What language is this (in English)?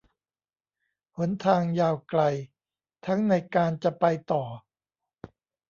Thai